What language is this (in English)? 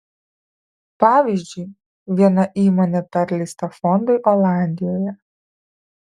Lithuanian